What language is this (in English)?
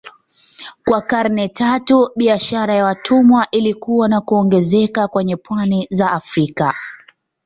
Swahili